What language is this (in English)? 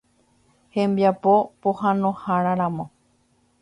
Guarani